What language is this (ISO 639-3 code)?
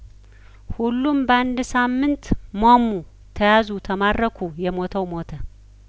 amh